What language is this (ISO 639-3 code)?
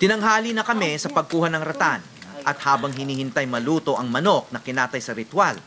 fil